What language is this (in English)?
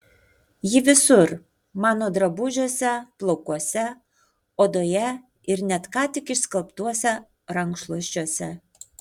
Lithuanian